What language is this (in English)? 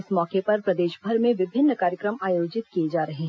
Hindi